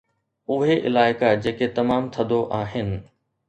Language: Sindhi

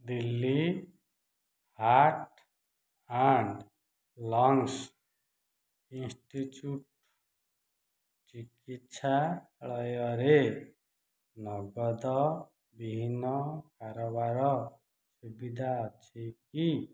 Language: Odia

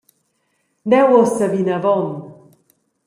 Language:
Romansh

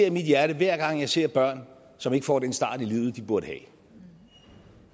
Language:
Danish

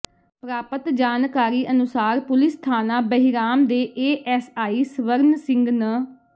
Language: Punjabi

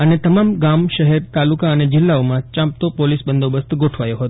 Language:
Gujarati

